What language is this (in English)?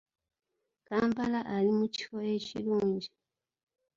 Ganda